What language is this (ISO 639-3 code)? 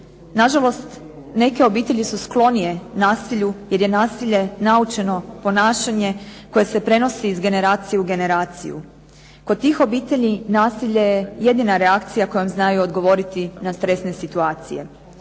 hrv